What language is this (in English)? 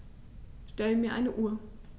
German